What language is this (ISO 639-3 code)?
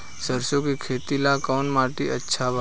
bho